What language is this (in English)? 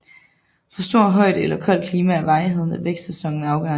Danish